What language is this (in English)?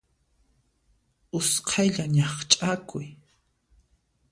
Puno Quechua